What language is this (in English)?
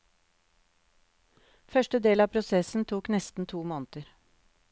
Norwegian